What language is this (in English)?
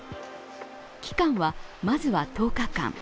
Japanese